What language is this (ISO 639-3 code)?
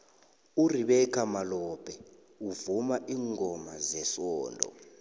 nbl